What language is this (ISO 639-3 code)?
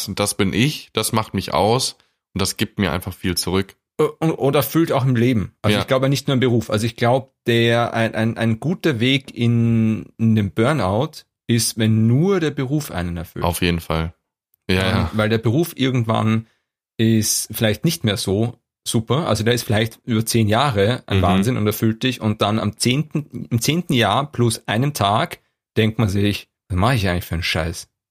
deu